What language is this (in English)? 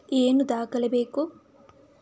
Kannada